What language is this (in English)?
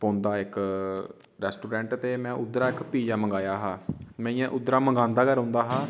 Dogri